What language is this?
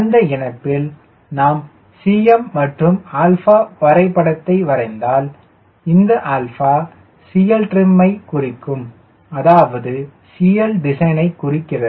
Tamil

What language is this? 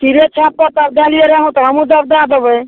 Maithili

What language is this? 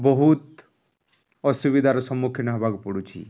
Odia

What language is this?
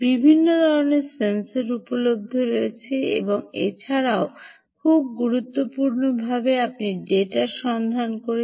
Bangla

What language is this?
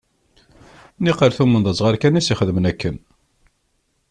Kabyle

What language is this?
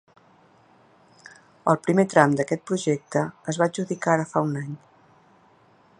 Catalan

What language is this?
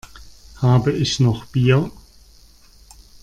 German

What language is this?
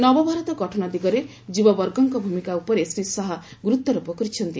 Odia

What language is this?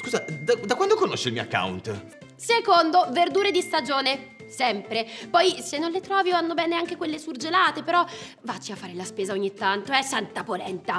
Italian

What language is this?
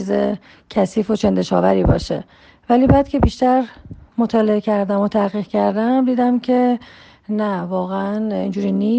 Persian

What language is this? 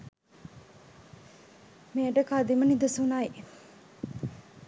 Sinhala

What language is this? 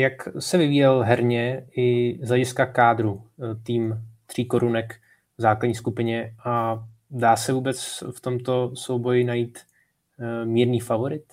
Czech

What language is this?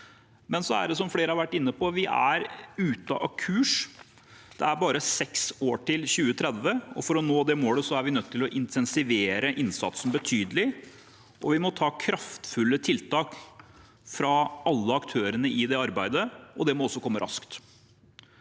Norwegian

